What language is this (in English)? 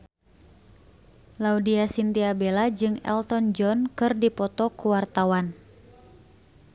Sundanese